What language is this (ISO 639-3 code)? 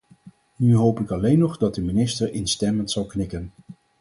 nld